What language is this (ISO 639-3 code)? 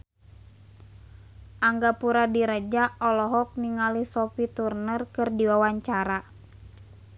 sun